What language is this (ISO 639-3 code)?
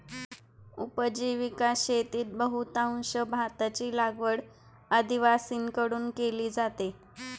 mar